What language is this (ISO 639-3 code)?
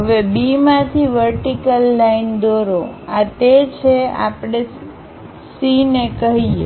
guj